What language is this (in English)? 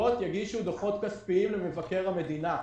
Hebrew